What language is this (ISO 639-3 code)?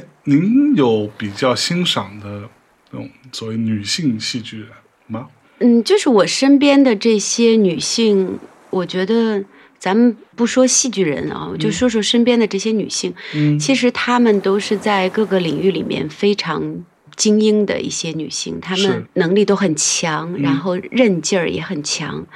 zho